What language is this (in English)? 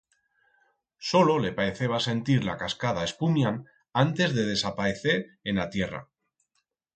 Aragonese